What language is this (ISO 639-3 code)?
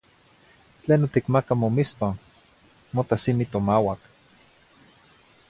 nhi